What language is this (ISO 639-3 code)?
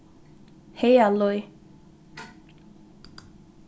fao